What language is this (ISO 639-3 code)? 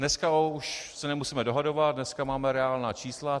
ces